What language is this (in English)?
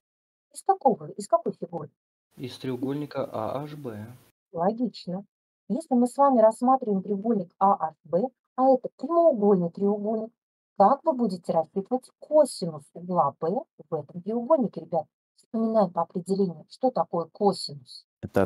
Russian